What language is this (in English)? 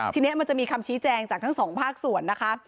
Thai